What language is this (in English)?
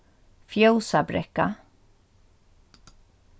Faroese